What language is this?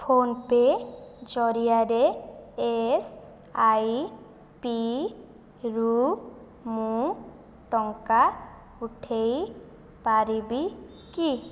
Odia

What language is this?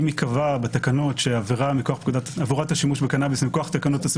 Hebrew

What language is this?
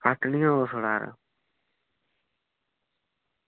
Dogri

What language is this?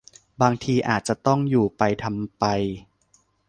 Thai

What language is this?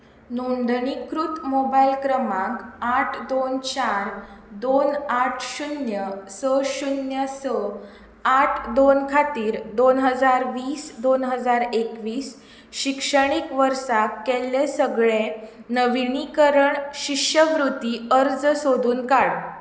Konkani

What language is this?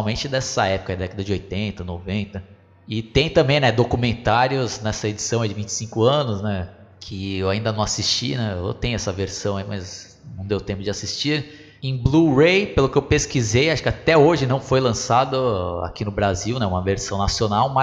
Portuguese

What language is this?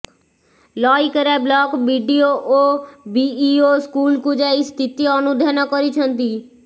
Odia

